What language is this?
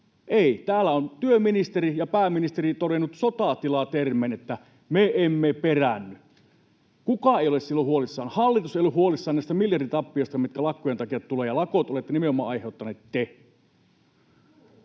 Finnish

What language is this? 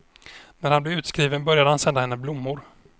Swedish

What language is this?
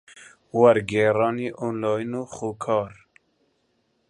Central Kurdish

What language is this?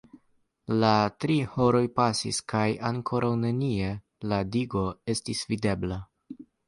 Esperanto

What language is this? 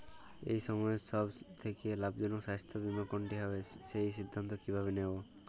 Bangla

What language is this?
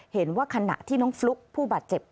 Thai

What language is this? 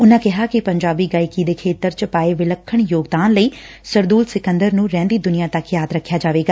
Punjabi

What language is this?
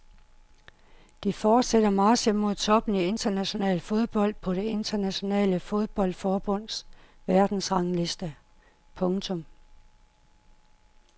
Danish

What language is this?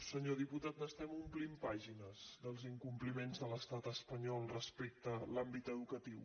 Catalan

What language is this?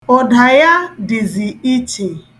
Igbo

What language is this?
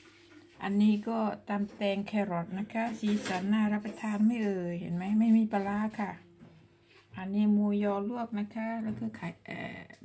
Thai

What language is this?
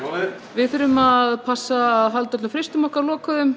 Icelandic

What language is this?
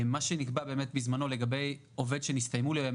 Hebrew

